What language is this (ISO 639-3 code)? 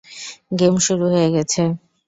ben